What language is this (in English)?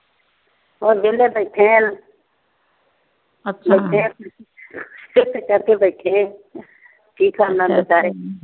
Punjabi